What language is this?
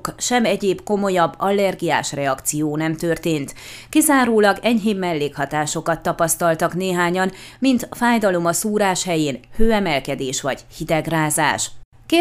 Hungarian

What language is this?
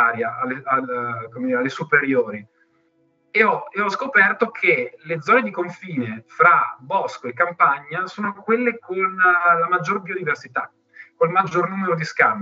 Italian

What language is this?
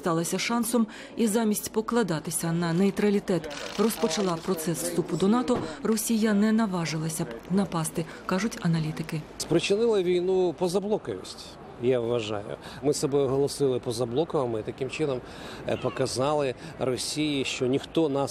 Russian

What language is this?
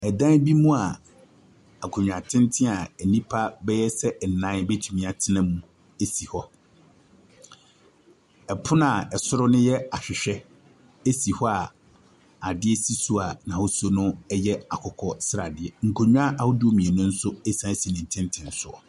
Akan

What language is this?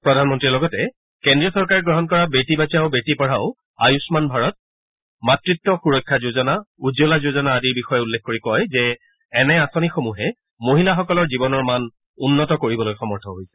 Assamese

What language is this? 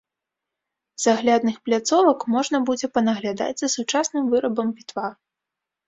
Belarusian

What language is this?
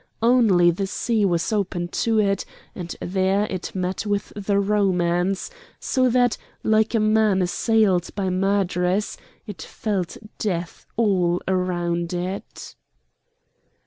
English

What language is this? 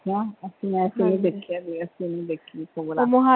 Punjabi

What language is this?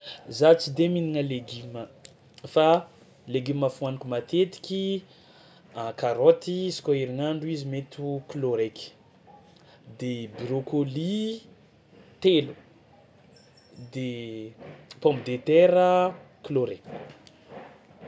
Tsimihety Malagasy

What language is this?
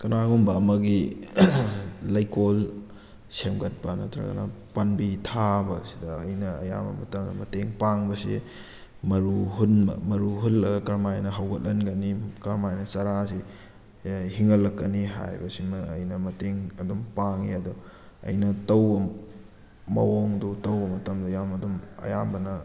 Manipuri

